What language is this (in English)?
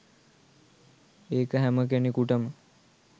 Sinhala